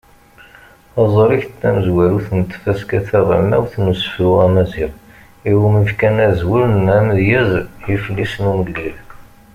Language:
Kabyle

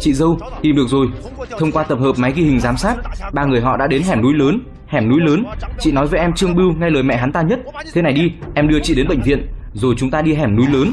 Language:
Vietnamese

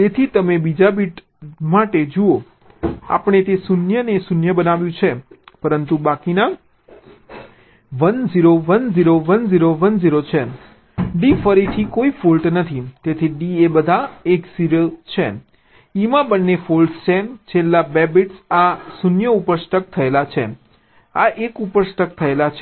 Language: Gujarati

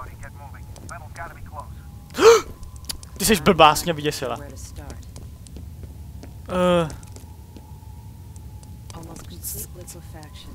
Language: Czech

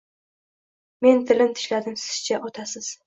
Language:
Uzbek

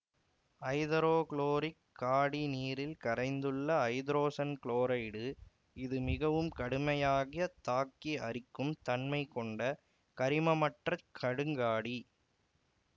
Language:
Tamil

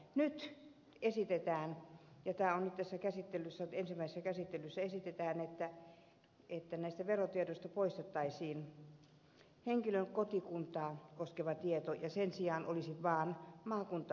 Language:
Finnish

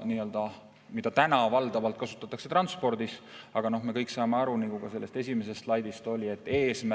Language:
Estonian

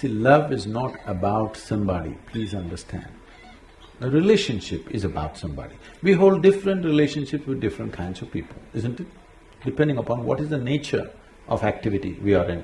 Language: English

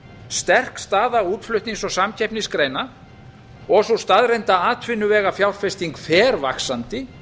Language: Icelandic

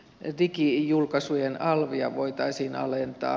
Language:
Finnish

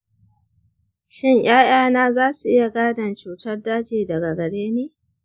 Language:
Hausa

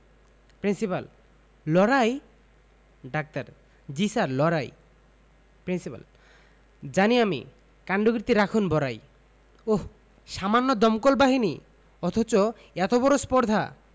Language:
Bangla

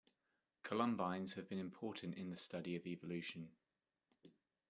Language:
English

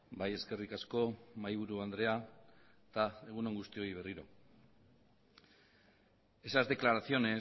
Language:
Basque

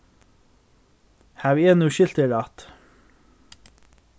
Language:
Faroese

